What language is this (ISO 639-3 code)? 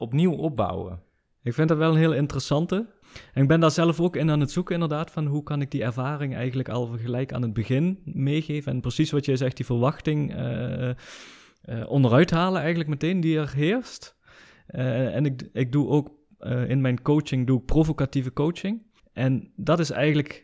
nld